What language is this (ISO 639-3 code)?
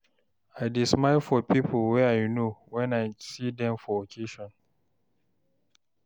pcm